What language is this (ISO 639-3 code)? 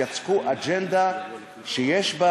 heb